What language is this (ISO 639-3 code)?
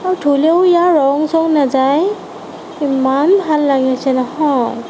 asm